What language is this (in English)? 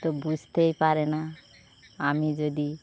Bangla